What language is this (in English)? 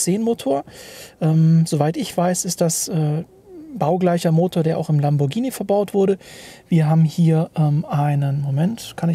German